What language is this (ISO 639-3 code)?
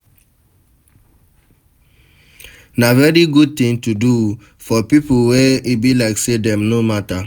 pcm